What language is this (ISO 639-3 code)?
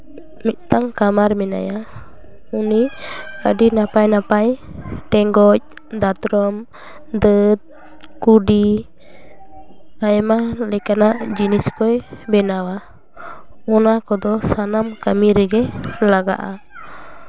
sat